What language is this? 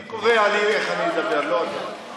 Hebrew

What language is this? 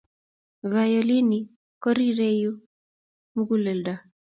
Kalenjin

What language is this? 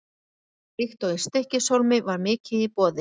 Icelandic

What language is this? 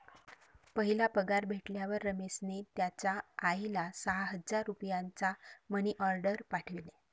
Marathi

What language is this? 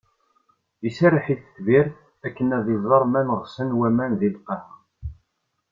Kabyle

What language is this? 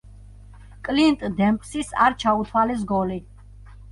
Georgian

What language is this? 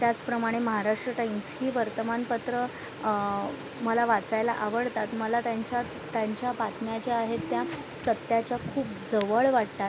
Marathi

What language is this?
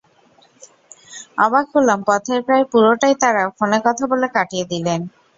Bangla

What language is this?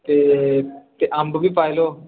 Dogri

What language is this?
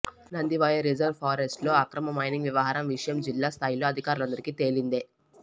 Telugu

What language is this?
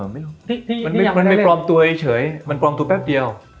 Thai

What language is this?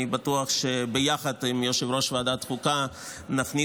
Hebrew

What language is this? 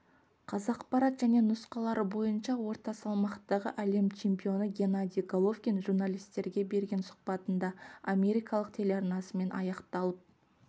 Kazakh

